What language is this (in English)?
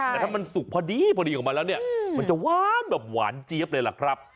Thai